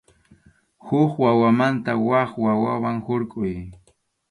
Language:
Arequipa-La Unión Quechua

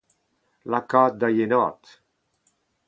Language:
Breton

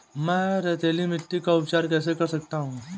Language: Hindi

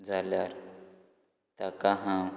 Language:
Konkani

